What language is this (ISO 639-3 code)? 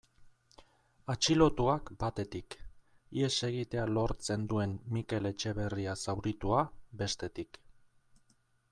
eus